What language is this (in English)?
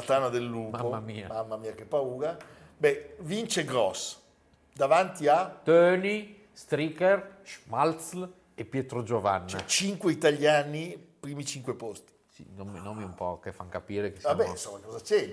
Italian